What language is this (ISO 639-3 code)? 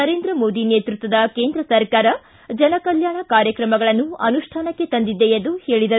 kan